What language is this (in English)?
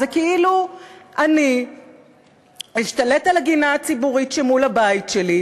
Hebrew